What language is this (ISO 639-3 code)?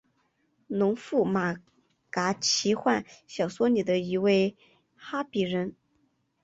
zho